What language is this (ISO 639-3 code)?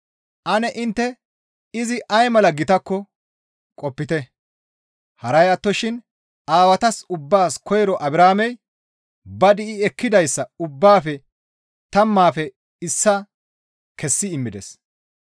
gmv